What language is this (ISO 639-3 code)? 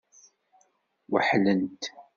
kab